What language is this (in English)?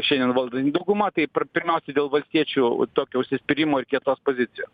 Lithuanian